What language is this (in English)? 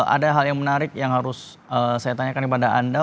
Indonesian